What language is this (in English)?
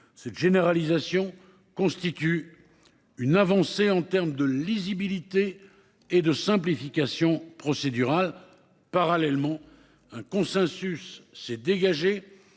French